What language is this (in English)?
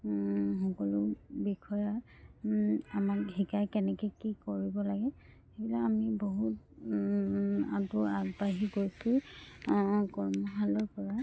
Assamese